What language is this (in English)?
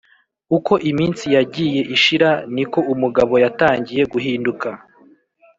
Kinyarwanda